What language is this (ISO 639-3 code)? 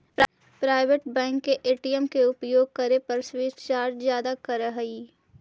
mag